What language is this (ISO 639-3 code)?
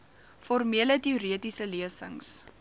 afr